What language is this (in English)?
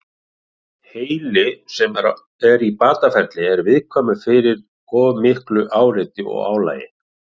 Icelandic